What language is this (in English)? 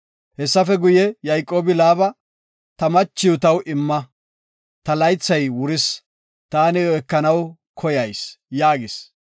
Gofa